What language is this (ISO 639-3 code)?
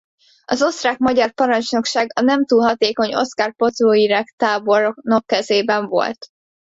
hun